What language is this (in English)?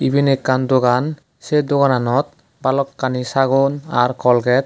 Chakma